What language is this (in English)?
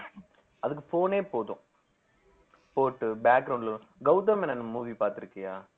Tamil